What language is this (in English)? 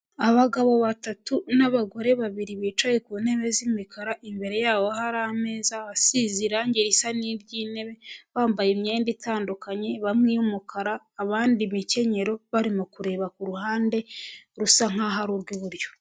Kinyarwanda